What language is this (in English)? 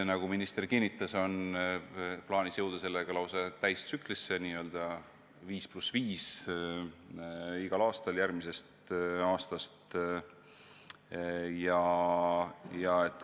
Estonian